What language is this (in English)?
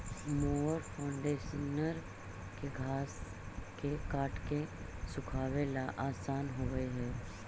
Magahi